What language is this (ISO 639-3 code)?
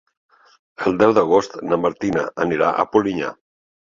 cat